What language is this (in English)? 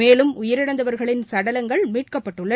Tamil